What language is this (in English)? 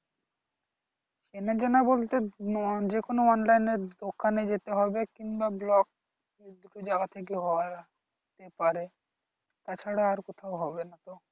Bangla